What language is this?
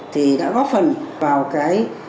Vietnamese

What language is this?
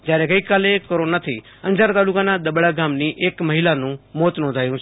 Gujarati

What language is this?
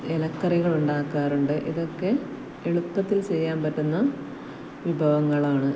Malayalam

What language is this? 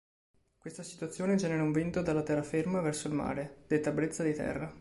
Italian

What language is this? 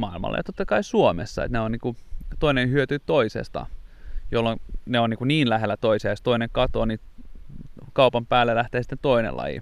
Finnish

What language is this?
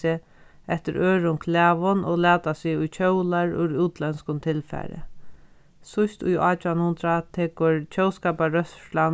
Faroese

